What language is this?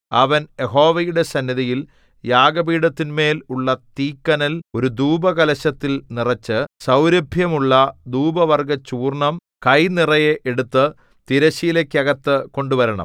Malayalam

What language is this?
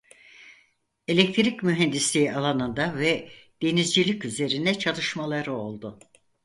Turkish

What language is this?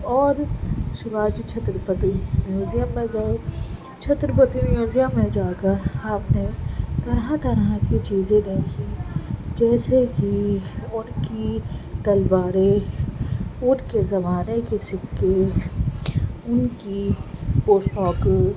Urdu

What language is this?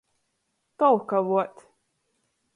Latgalian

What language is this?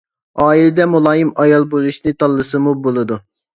Uyghur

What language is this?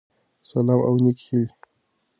Pashto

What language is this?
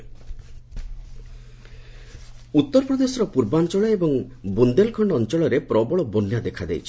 Odia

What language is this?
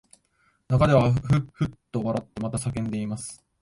Japanese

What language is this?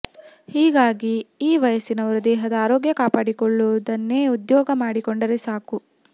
Kannada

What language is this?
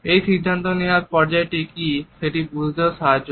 Bangla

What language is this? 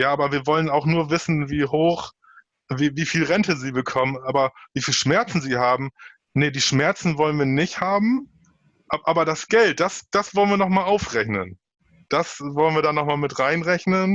German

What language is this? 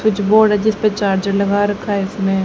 Hindi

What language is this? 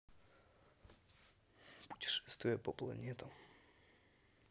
Russian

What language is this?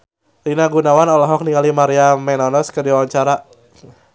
Sundanese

